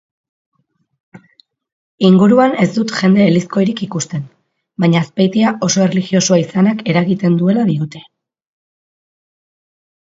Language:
Basque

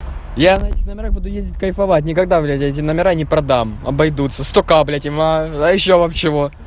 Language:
Russian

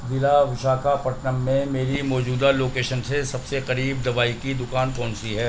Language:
Urdu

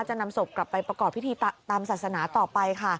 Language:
Thai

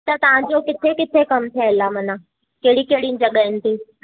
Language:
Sindhi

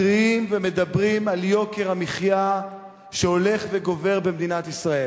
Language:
Hebrew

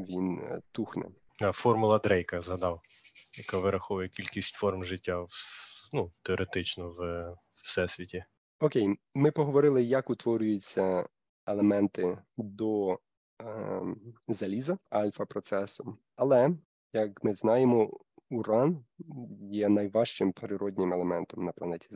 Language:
Ukrainian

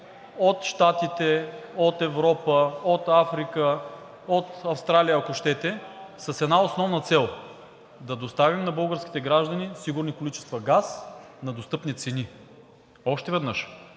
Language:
Bulgarian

